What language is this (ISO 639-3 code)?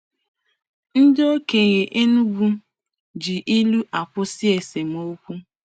ibo